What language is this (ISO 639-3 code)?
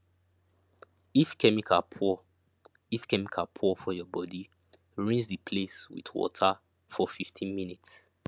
pcm